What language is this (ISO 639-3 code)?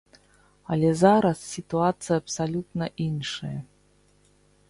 bel